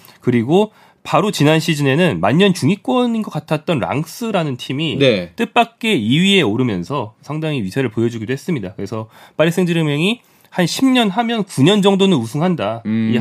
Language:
Korean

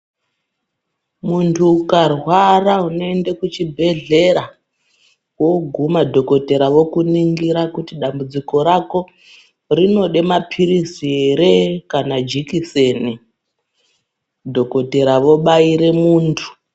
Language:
Ndau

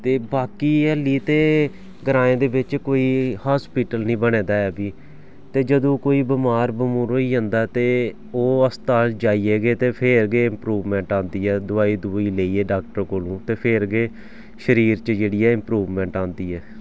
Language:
Dogri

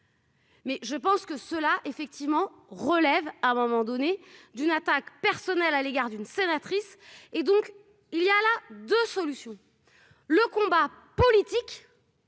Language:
French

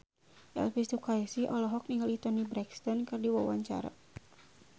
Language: Sundanese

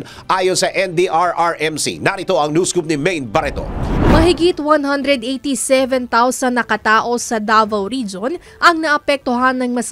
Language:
Filipino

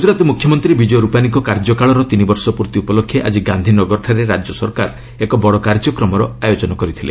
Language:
Odia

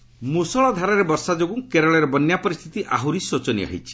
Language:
Odia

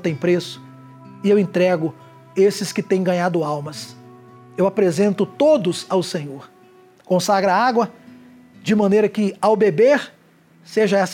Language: Portuguese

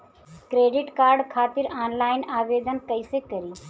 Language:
Bhojpuri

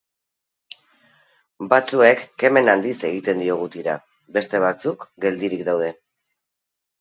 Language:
Basque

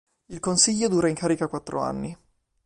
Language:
Italian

